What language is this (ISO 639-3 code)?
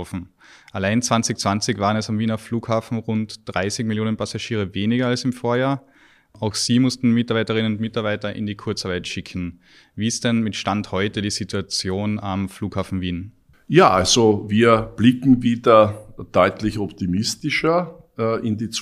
deu